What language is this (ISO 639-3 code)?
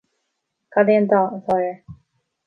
gle